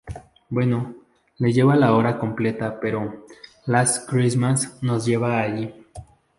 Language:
Spanish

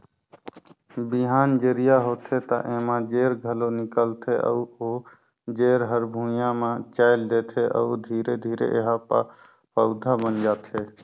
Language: Chhattisgarhi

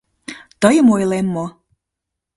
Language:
Mari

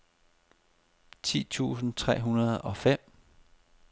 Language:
Danish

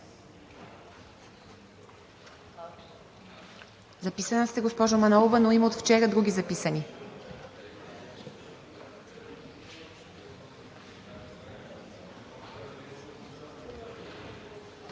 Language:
Bulgarian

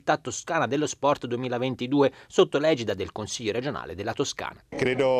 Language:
Italian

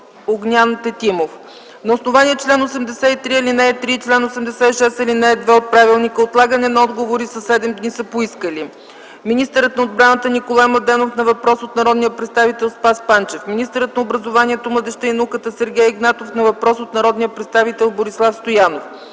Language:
Bulgarian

